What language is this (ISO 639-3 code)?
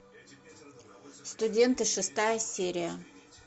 rus